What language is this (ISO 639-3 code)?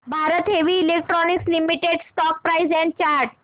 mar